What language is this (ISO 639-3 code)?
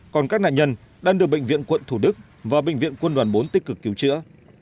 vie